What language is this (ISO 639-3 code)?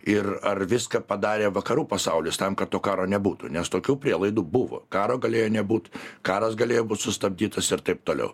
lit